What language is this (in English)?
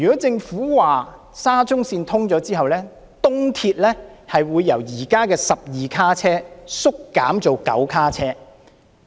Cantonese